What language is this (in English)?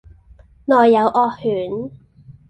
Cantonese